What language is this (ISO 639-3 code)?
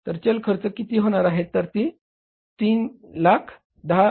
mar